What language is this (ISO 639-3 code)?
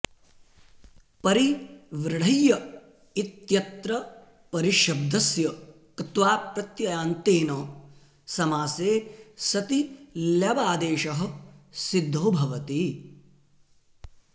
san